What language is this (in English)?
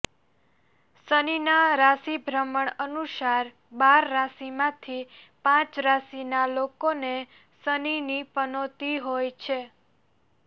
Gujarati